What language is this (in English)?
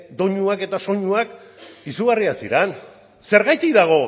Basque